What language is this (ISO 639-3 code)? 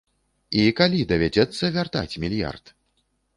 bel